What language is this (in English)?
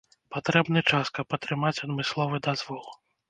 Belarusian